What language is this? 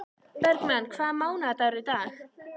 Icelandic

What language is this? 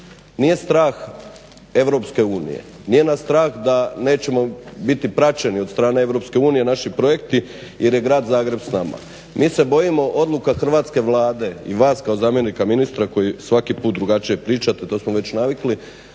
Croatian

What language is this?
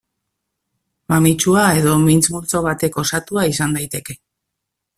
Basque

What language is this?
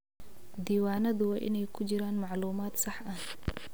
Somali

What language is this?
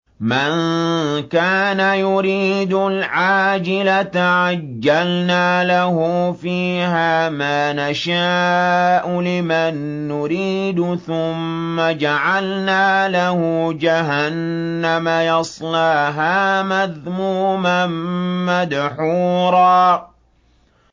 Arabic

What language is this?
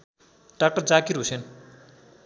Nepali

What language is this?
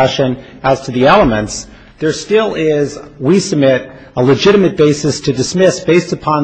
English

